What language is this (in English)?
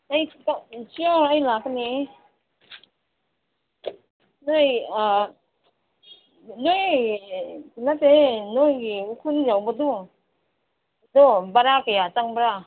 Manipuri